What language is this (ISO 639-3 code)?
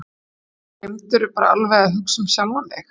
isl